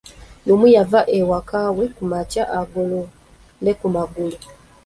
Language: Ganda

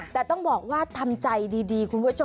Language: Thai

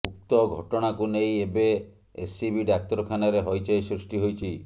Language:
Odia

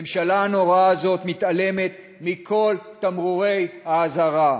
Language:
Hebrew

